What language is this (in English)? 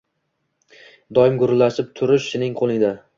Uzbek